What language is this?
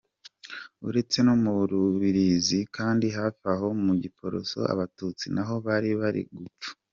Kinyarwanda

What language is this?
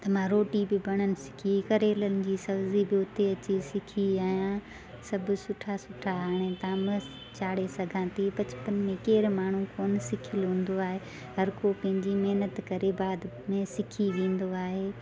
Sindhi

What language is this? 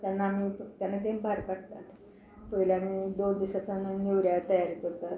Konkani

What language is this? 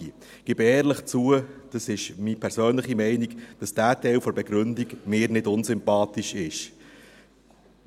Swiss German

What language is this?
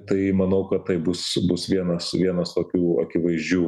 Lithuanian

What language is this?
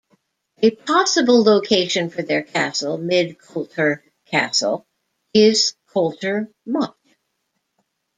English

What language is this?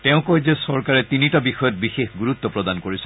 Assamese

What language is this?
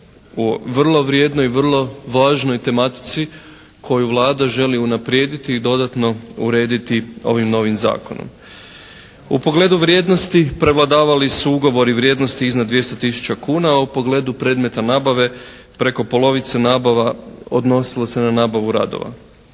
Croatian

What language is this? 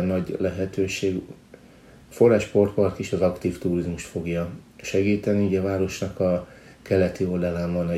Hungarian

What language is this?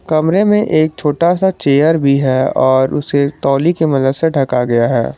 Hindi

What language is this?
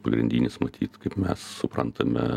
Lithuanian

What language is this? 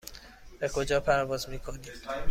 Persian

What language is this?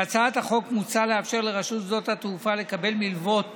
Hebrew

